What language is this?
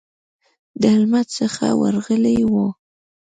Pashto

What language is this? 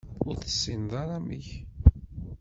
Kabyle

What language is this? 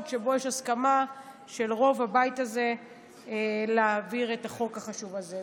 Hebrew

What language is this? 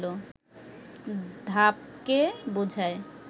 Bangla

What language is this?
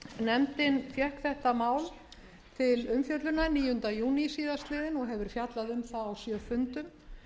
Icelandic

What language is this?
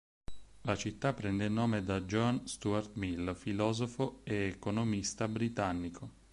Italian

